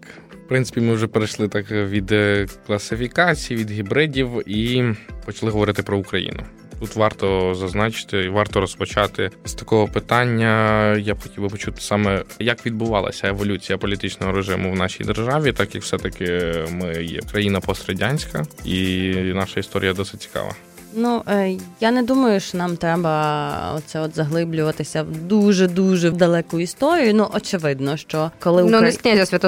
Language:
Ukrainian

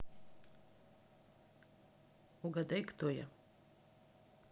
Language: Russian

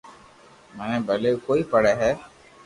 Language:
Loarki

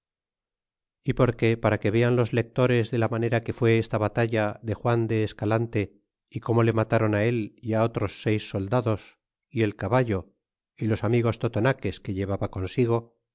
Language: Spanish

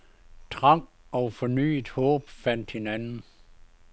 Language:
Danish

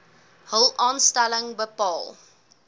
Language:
Afrikaans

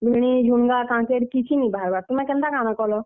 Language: Odia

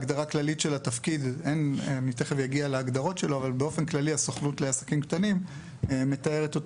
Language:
Hebrew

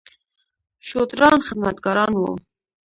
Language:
Pashto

